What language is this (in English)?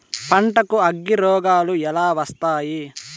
Telugu